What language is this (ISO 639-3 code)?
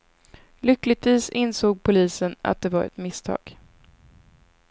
swe